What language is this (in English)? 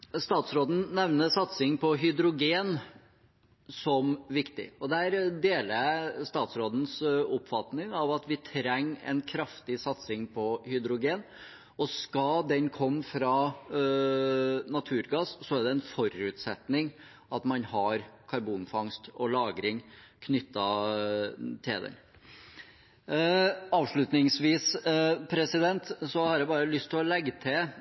Norwegian Bokmål